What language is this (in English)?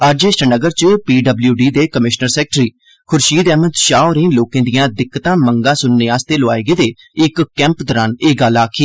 Dogri